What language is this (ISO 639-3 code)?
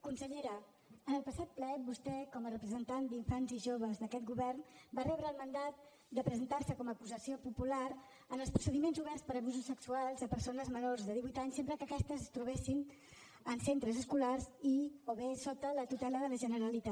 cat